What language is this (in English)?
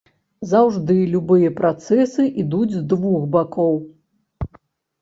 Belarusian